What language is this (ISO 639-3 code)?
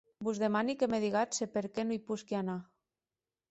oci